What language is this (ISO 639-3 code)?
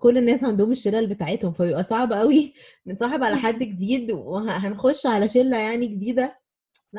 ara